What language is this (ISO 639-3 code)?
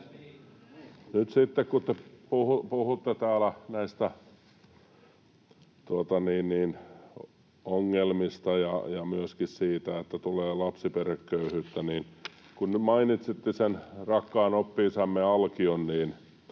fin